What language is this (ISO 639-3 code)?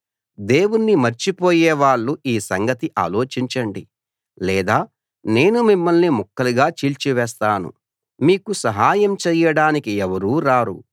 tel